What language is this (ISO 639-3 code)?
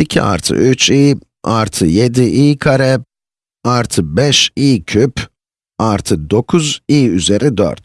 tur